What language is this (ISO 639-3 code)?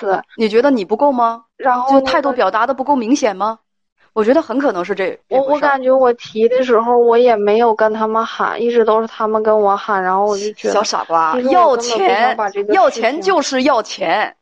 zho